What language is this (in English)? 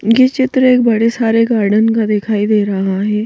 Hindi